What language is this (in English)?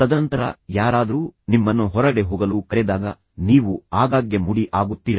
Kannada